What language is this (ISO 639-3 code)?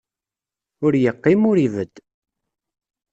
kab